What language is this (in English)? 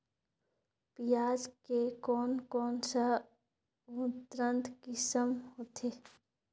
Chhattisgarhi